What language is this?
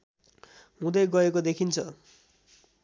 Nepali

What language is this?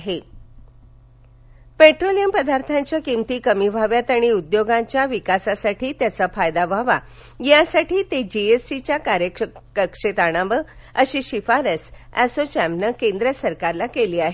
Marathi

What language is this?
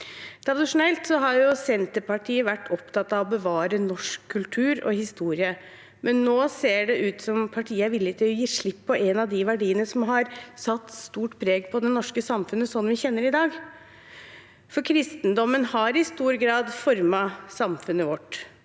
Norwegian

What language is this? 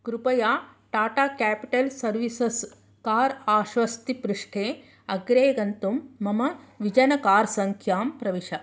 Sanskrit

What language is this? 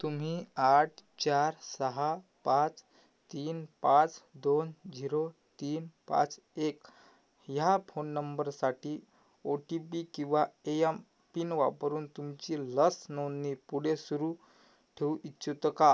Marathi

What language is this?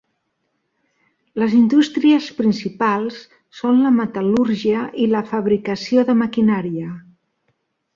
Catalan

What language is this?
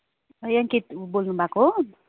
Nepali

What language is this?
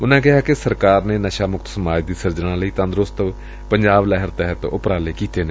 Punjabi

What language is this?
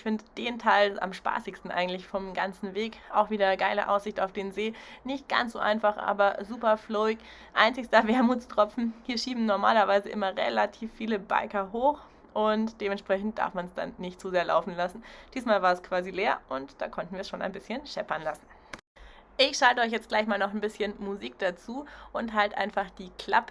German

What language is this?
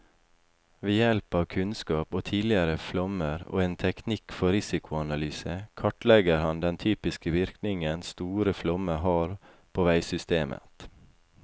Norwegian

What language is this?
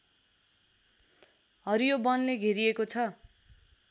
Nepali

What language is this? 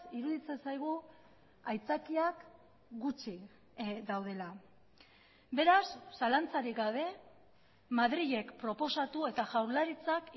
Basque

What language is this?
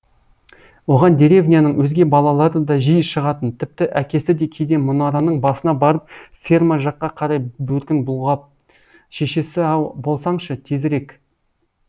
Kazakh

